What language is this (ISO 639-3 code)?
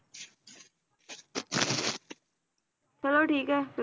pan